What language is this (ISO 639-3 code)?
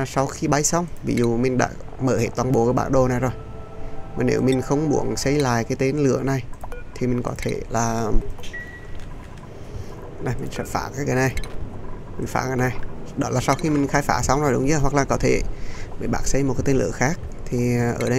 vie